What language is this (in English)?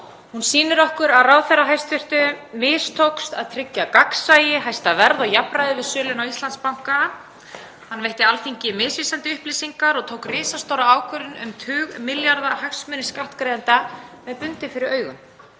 Icelandic